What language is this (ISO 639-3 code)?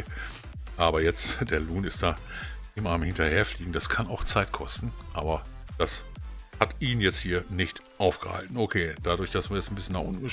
deu